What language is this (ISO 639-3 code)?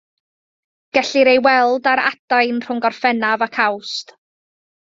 cym